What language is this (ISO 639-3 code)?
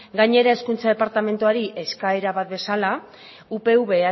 eus